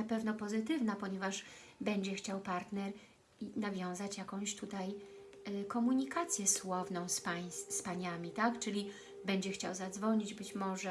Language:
Polish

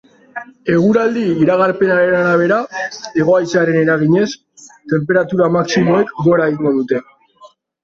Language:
Basque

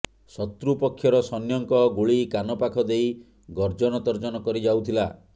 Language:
Odia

